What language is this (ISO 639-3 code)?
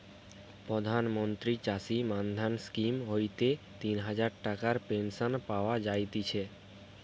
ben